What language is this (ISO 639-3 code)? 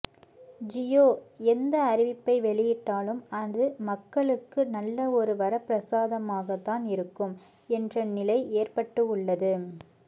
tam